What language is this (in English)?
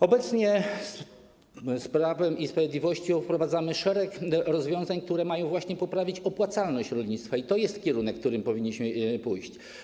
Polish